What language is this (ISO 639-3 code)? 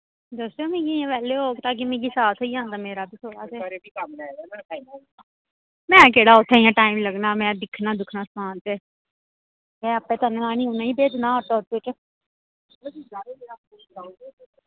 doi